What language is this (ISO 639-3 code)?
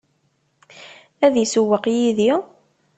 kab